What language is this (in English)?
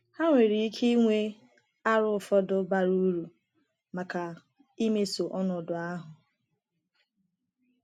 Igbo